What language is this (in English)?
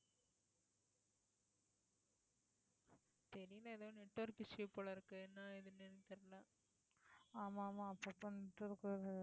Tamil